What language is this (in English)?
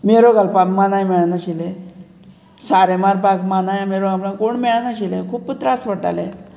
Konkani